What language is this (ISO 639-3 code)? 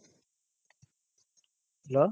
kan